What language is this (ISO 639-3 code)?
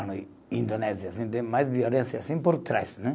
por